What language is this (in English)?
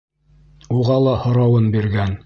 Bashkir